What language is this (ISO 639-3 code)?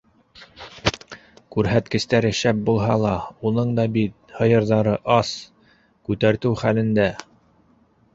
bak